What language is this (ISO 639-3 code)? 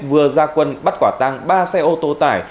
vie